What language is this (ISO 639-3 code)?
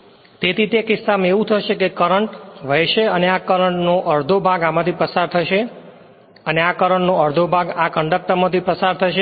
guj